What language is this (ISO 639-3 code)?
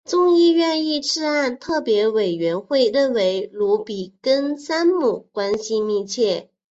zho